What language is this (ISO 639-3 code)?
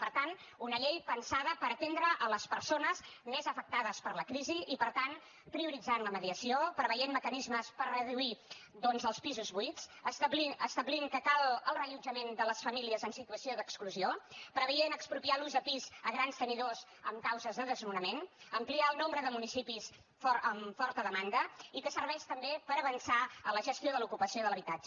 cat